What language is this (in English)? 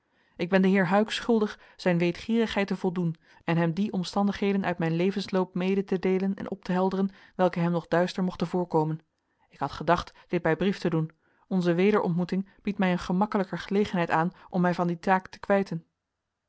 Dutch